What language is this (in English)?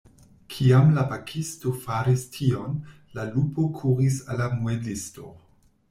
Esperanto